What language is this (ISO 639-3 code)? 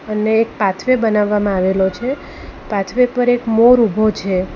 guj